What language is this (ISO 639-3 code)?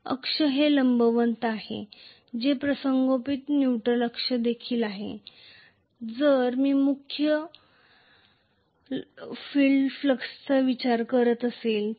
mar